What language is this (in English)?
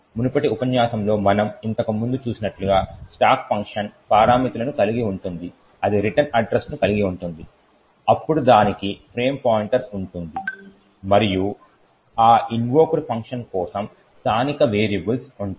Telugu